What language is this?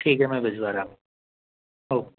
Hindi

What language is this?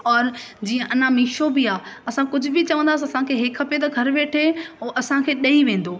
Sindhi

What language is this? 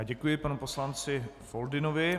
Czech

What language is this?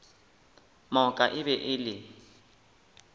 Northern Sotho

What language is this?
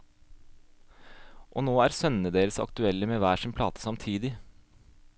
Norwegian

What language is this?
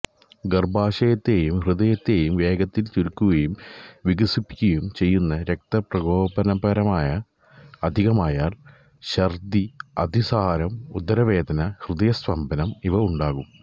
Malayalam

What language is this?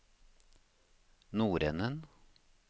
Norwegian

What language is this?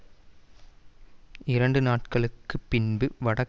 Tamil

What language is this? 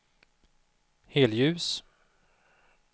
Swedish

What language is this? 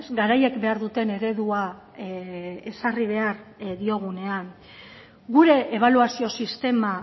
Basque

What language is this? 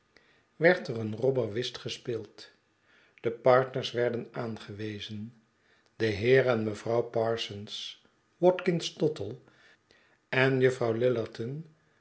Dutch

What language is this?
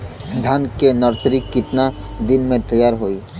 Bhojpuri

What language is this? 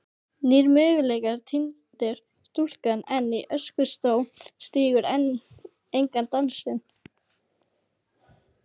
Icelandic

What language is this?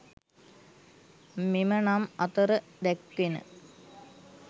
Sinhala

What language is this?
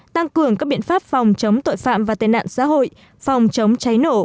Vietnamese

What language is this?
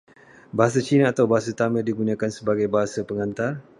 Malay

